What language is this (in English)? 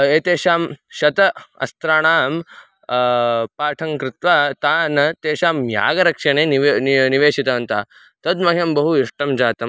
Sanskrit